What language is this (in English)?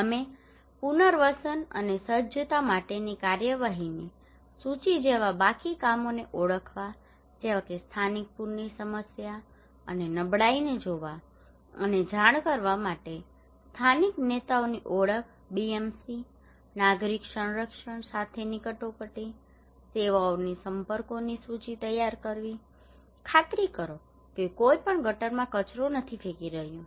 Gujarati